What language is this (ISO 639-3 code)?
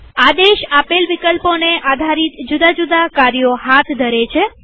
guj